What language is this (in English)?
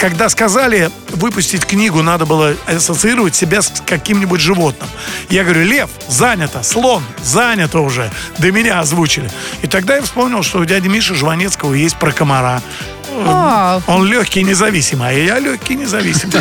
Russian